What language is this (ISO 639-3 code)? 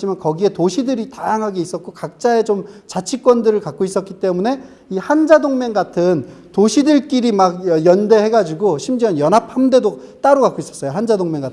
kor